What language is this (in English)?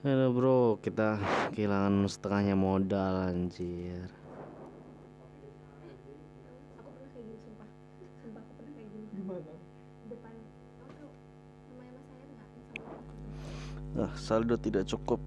Indonesian